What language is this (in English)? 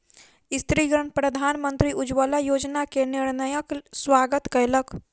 Maithili